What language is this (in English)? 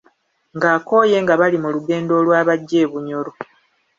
Ganda